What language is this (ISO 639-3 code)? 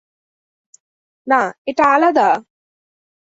ben